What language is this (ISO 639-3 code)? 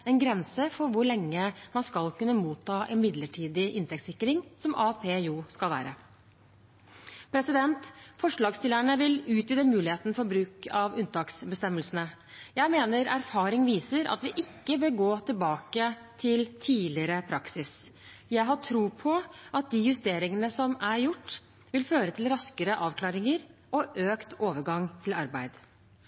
nob